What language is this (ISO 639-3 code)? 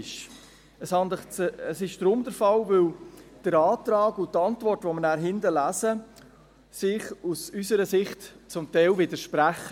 gsw